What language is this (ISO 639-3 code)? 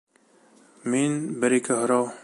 bak